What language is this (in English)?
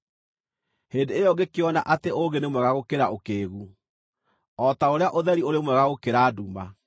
Kikuyu